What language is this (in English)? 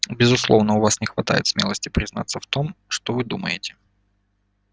Russian